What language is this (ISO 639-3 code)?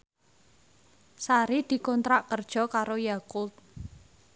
jav